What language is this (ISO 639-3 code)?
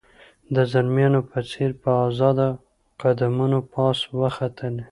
pus